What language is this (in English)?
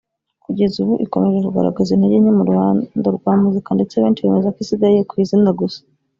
Kinyarwanda